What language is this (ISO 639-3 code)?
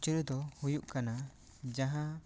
sat